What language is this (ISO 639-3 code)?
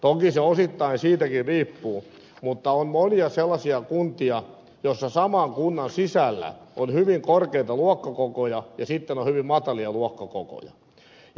fin